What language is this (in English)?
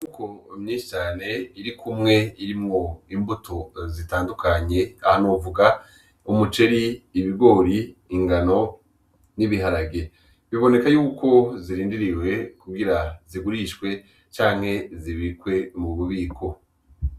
Rundi